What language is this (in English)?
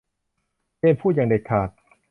Thai